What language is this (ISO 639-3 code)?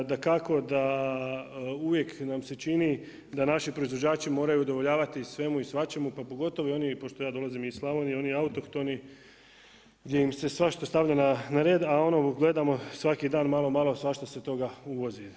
hrv